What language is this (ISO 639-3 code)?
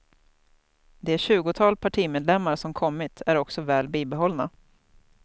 swe